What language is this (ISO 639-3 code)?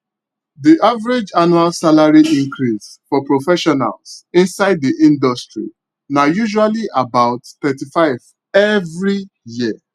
pcm